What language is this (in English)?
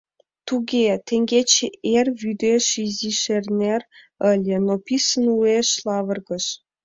Mari